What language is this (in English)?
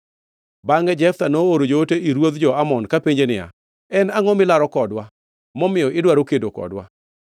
Luo (Kenya and Tanzania)